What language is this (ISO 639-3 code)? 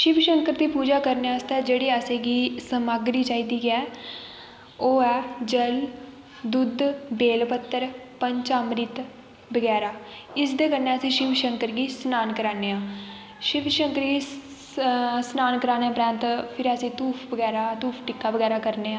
doi